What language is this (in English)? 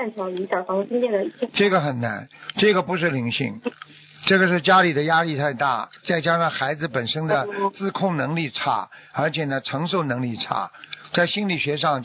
Chinese